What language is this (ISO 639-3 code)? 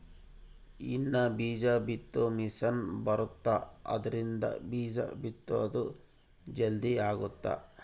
kan